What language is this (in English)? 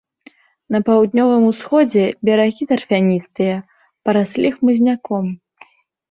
Belarusian